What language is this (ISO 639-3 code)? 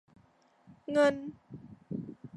tha